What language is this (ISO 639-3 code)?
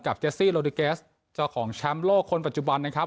tha